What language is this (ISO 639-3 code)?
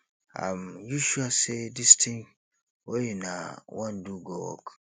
pcm